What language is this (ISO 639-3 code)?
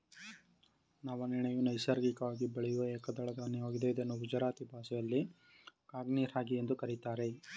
kan